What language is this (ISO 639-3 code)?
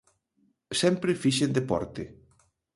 glg